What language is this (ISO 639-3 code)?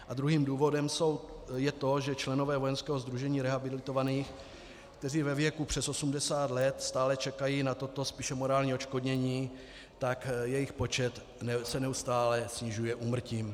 ces